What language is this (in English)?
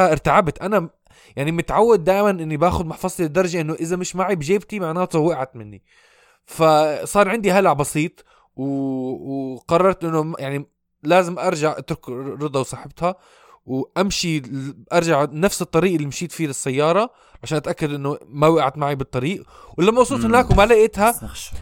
Arabic